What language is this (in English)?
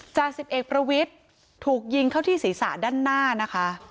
Thai